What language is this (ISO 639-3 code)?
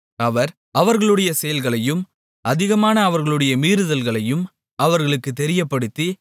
tam